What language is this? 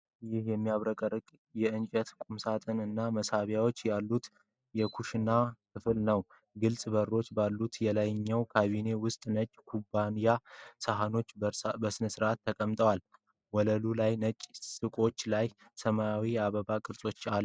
Amharic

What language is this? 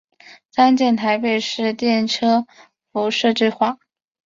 Chinese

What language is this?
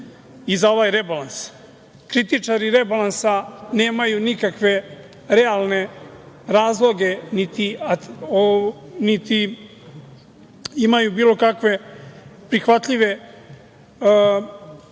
Serbian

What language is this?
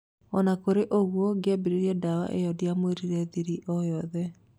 Kikuyu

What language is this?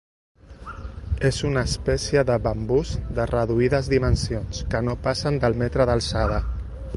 Catalan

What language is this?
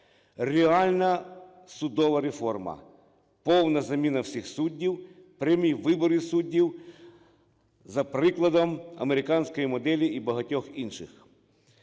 Ukrainian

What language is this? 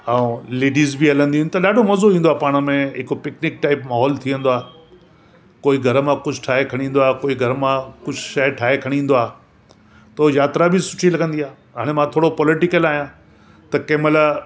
Sindhi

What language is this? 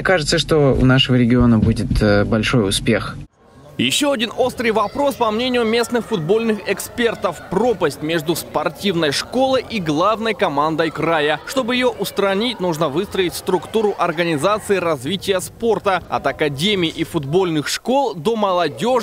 Russian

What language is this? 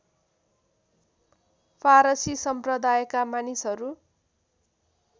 Nepali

